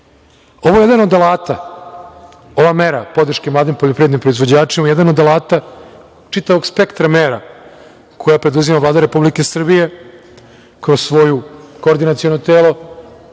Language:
Serbian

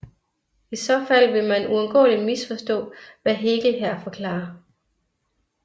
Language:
Danish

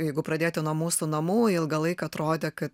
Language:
Lithuanian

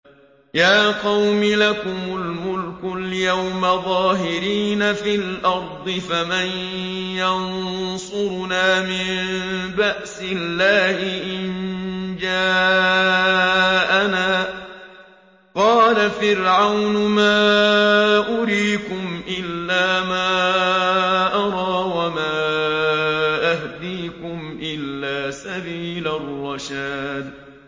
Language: Arabic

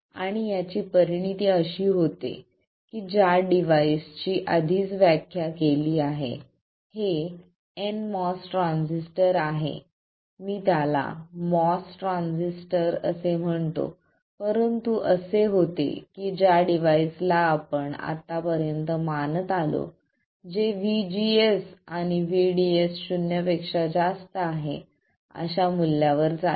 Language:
Marathi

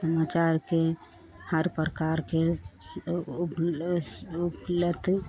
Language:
Hindi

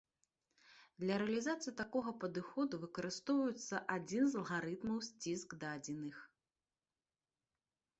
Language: Belarusian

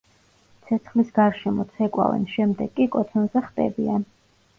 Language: Georgian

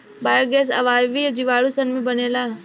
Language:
Bhojpuri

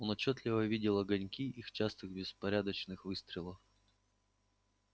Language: Russian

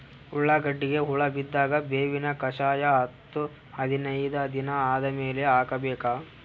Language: Kannada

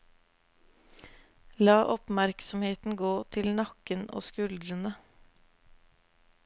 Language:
Norwegian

